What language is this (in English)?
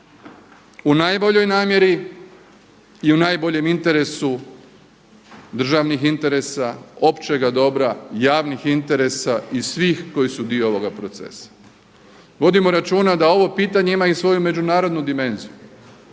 Croatian